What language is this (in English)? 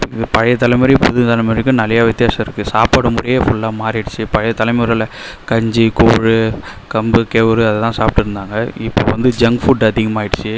Tamil